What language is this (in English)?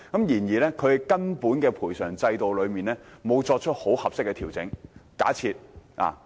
Cantonese